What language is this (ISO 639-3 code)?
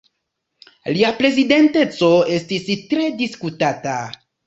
epo